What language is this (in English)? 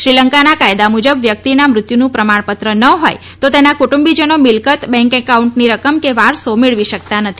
Gujarati